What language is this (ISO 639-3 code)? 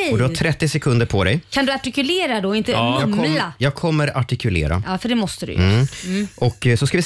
swe